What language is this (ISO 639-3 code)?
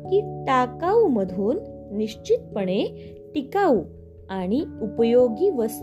mar